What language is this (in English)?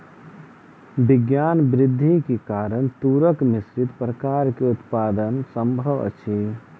Maithili